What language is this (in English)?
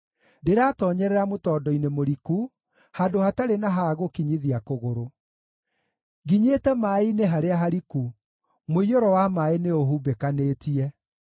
Kikuyu